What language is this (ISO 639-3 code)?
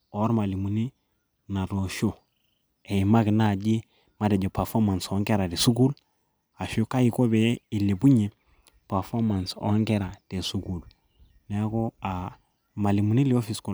mas